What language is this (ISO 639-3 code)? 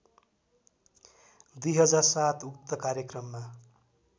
nep